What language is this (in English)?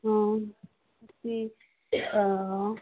Manipuri